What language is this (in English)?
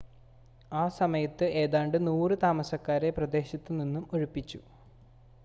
Malayalam